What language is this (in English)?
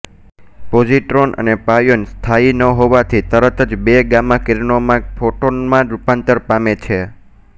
Gujarati